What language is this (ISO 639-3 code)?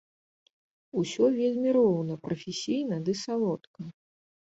bel